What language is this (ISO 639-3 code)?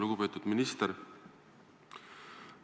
est